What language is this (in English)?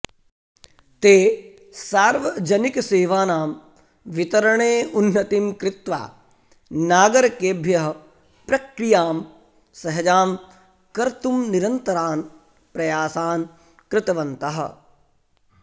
Sanskrit